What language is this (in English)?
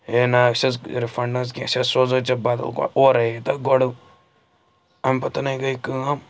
Kashmiri